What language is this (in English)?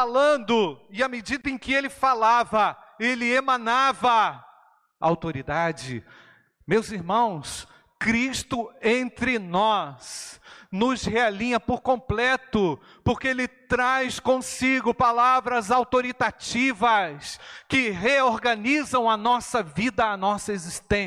Portuguese